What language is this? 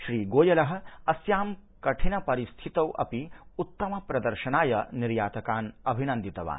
Sanskrit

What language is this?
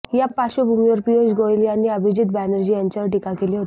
Marathi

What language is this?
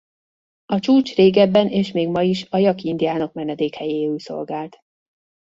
Hungarian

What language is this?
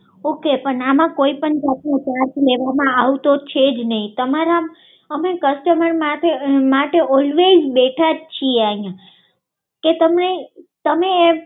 Gujarati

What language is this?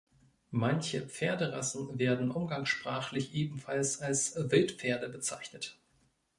German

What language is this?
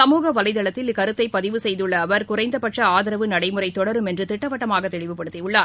Tamil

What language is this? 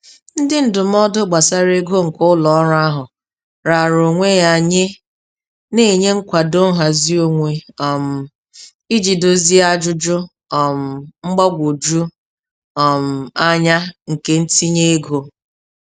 Igbo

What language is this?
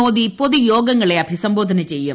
Malayalam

